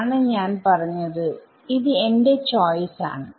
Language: Malayalam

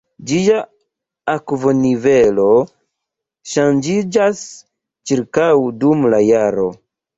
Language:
Esperanto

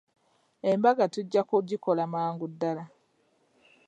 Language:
Ganda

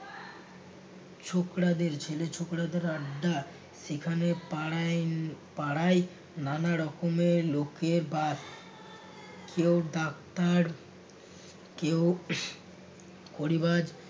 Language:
Bangla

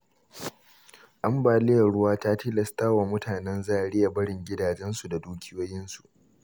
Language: Hausa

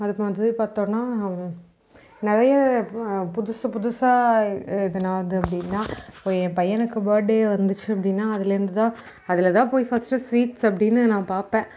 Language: Tamil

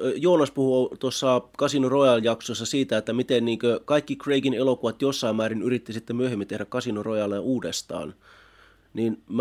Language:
Finnish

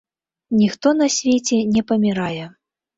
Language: Belarusian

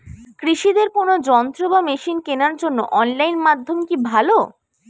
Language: Bangla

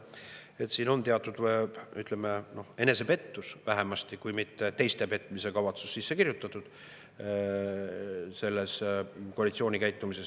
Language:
Estonian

